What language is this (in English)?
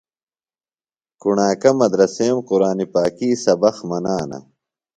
Phalura